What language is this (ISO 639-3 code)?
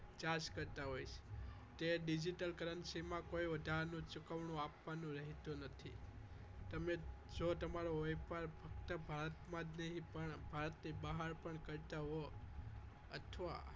guj